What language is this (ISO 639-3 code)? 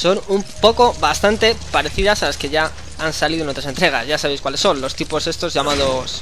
spa